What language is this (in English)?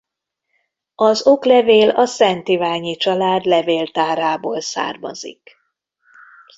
Hungarian